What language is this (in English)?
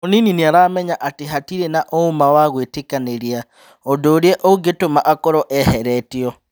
Kikuyu